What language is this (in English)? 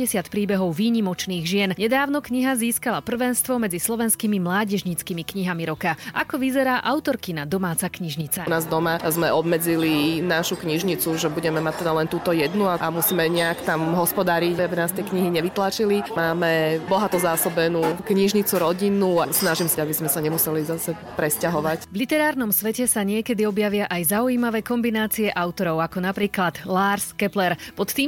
Slovak